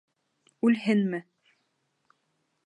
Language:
Bashkir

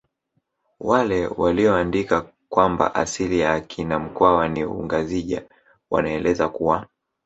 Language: Swahili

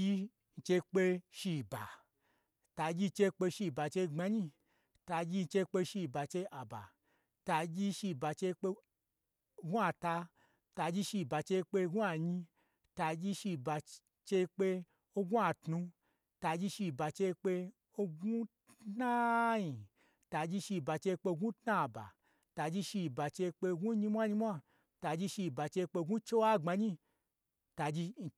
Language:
Gbagyi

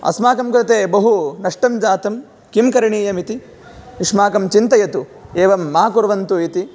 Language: Sanskrit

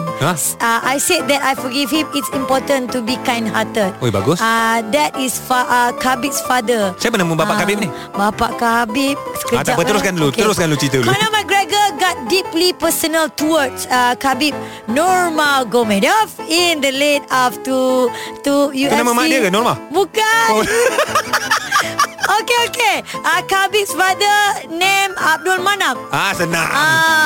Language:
Malay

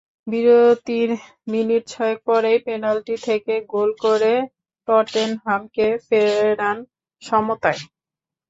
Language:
Bangla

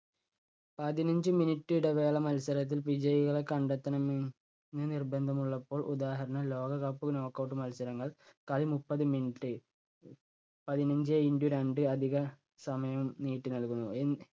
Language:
Malayalam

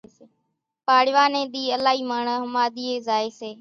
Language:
Kachi Koli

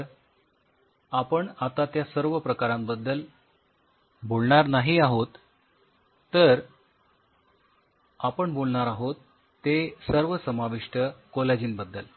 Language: Marathi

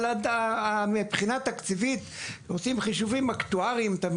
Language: Hebrew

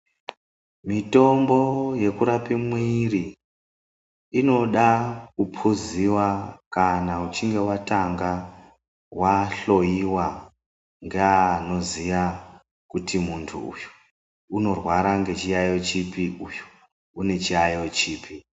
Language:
Ndau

